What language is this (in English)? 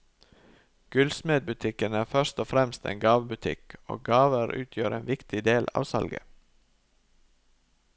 Norwegian